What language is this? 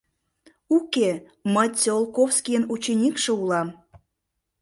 Mari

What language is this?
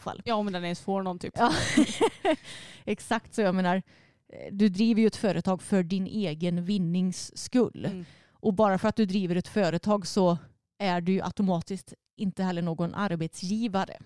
Swedish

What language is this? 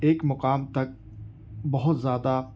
Urdu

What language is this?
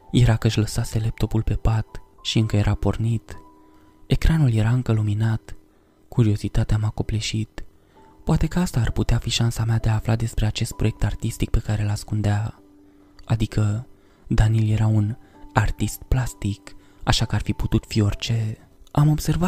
Romanian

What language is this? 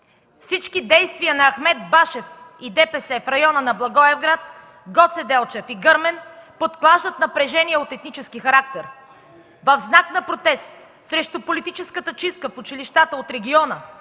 Bulgarian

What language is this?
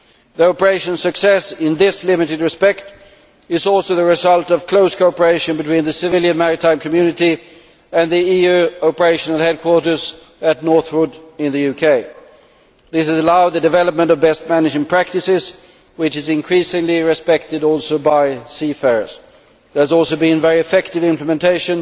English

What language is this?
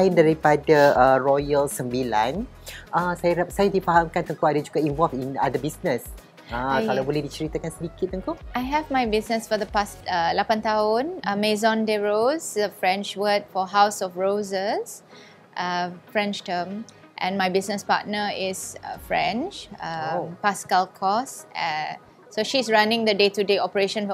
Malay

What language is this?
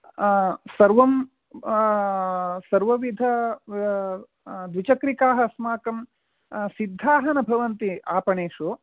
Sanskrit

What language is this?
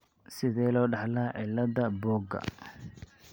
Somali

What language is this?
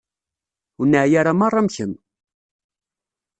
Kabyle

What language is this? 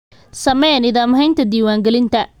Somali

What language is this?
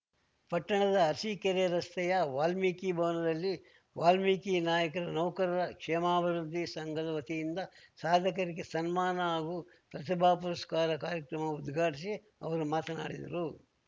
Kannada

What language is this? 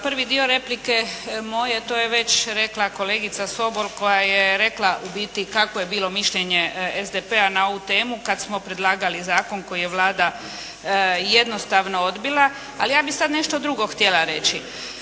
Croatian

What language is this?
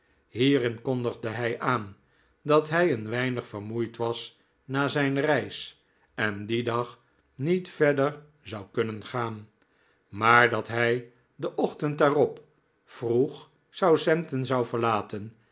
Dutch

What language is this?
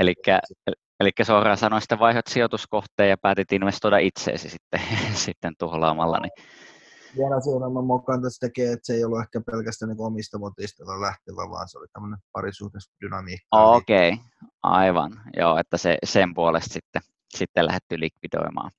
Finnish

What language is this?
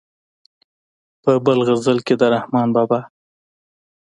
Pashto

